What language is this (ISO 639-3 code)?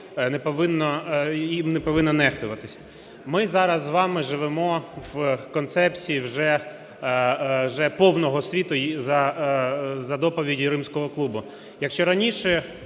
ukr